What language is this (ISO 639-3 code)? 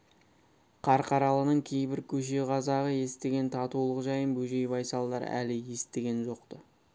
kaz